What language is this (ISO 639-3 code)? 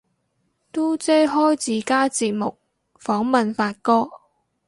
yue